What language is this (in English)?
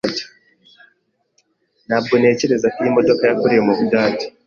Kinyarwanda